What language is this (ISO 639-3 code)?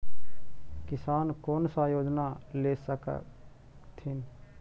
mag